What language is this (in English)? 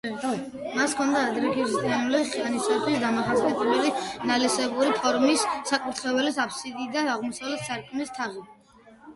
Georgian